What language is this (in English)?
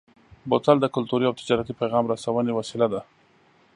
Pashto